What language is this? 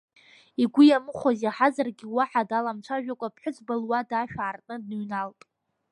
Abkhazian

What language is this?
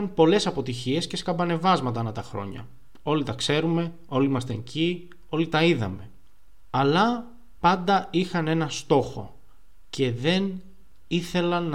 Greek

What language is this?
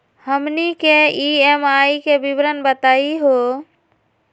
Magahi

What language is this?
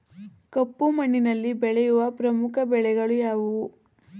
Kannada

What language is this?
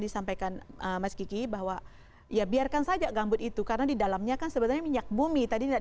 Indonesian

